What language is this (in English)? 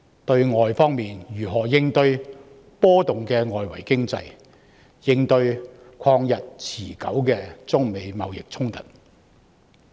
Cantonese